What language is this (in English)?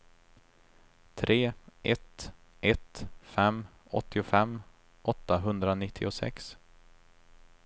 Swedish